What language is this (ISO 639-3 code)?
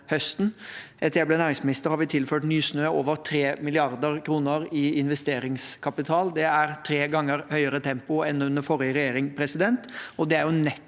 nor